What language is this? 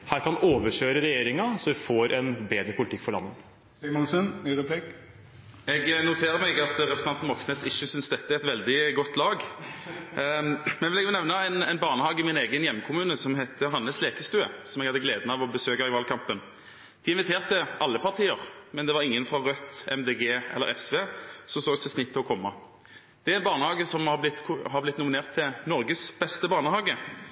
Norwegian Bokmål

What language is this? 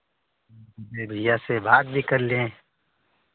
Hindi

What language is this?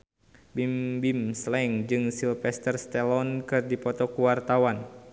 Sundanese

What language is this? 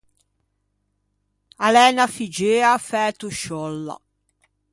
Ligurian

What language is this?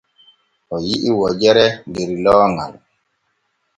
Borgu Fulfulde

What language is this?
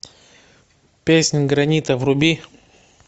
Russian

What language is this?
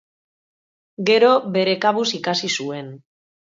Basque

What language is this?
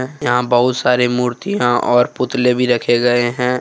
Hindi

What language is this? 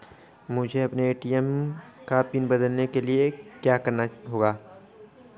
Hindi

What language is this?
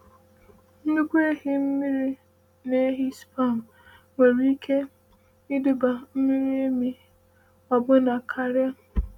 Igbo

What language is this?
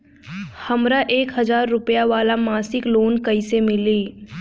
Bhojpuri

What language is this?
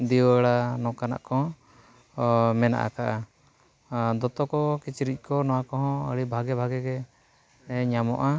Santali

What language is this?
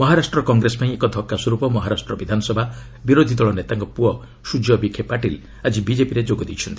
Odia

